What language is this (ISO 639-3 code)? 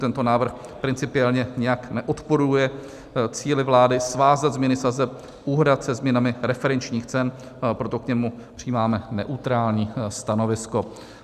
ces